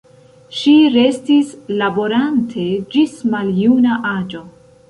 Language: Esperanto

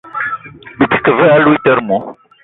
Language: Eton (Cameroon)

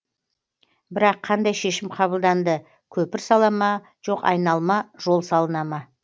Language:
Kazakh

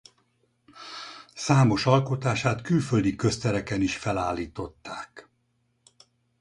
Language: Hungarian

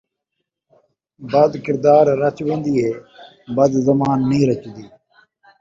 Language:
Saraiki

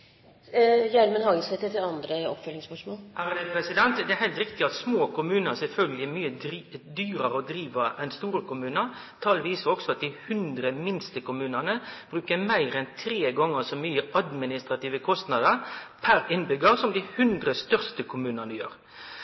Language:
Norwegian Nynorsk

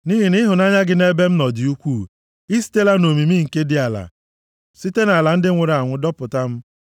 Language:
Igbo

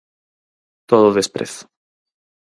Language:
Galician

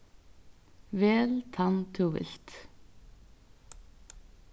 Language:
Faroese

